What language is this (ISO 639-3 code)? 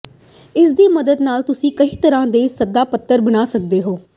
pan